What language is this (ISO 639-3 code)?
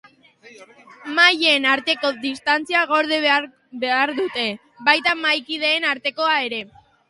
eus